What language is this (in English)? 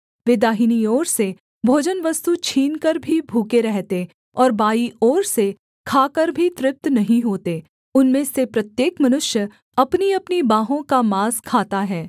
Hindi